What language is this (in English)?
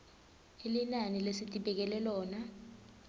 Swati